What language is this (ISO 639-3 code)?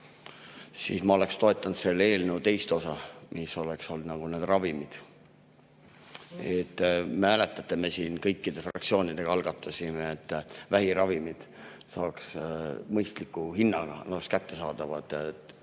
est